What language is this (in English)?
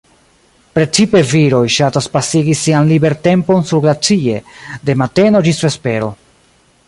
Esperanto